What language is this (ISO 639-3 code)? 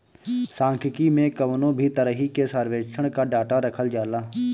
bho